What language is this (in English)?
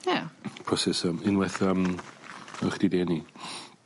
Welsh